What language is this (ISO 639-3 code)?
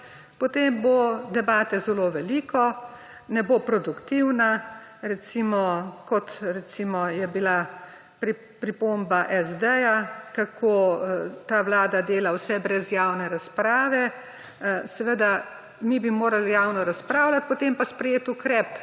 slv